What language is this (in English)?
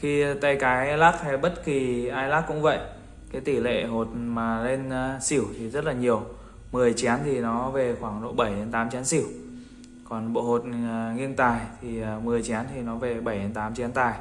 Vietnamese